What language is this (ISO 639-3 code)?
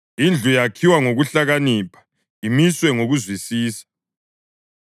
nde